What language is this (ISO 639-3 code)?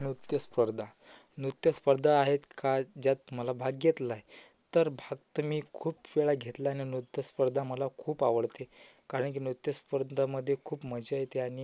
mar